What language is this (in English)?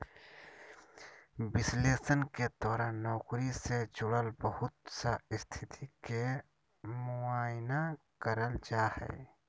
Magahi